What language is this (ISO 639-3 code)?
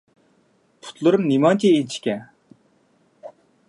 uig